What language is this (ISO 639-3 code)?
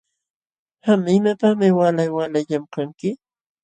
qxw